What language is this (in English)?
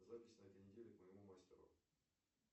Russian